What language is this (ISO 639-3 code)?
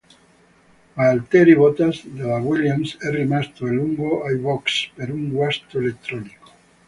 ita